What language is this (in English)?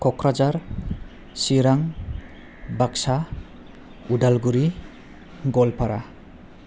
Bodo